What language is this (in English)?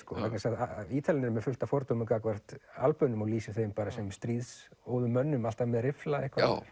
Icelandic